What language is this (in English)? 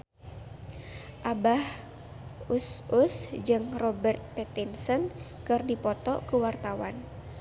Sundanese